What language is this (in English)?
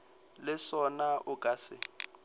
Northern Sotho